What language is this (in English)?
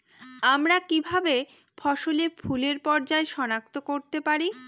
Bangla